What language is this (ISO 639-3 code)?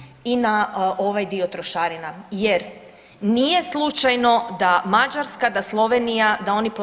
hrv